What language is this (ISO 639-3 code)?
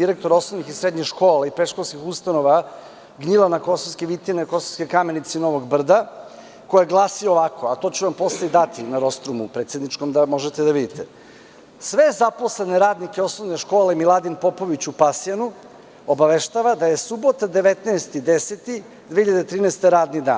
srp